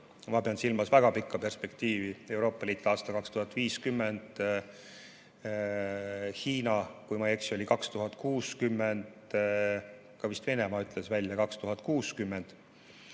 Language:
Estonian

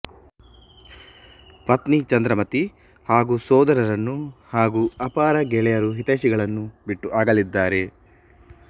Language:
Kannada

